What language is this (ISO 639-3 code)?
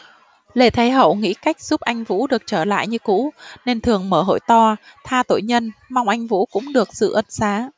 vie